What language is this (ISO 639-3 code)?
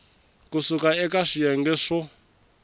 tso